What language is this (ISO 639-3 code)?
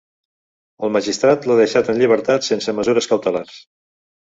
cat